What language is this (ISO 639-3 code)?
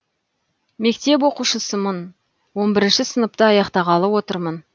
kaz